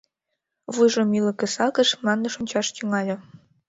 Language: Mari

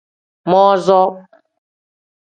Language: Tem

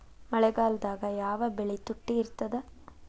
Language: Kannada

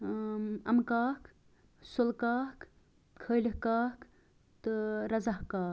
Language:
Kashmiri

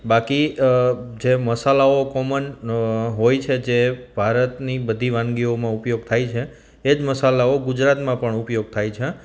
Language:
Gujarati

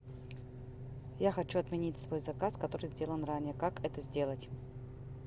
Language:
Russian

